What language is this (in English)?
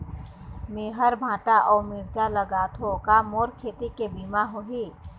Chhattisgarhi